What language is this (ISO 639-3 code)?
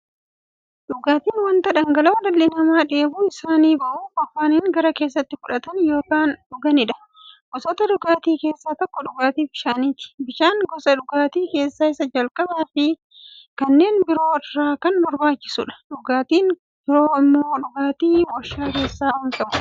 orm